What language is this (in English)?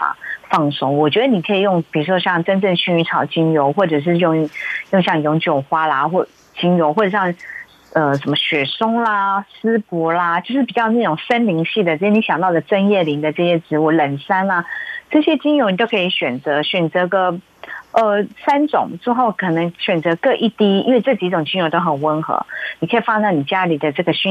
Chinese